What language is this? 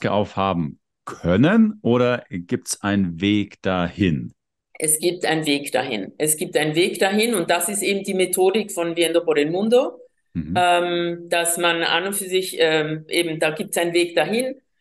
German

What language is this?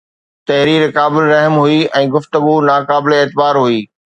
Sindhi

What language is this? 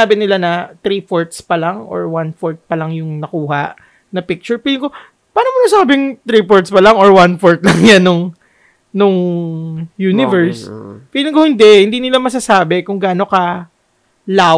Filipino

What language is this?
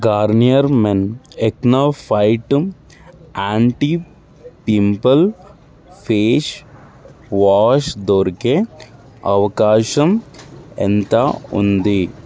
Telugu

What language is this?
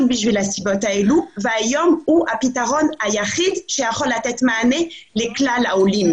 Hebrew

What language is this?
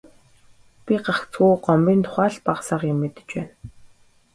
Mongolian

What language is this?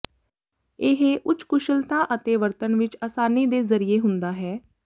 Punjabi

